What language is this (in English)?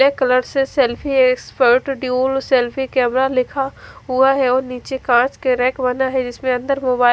Hindi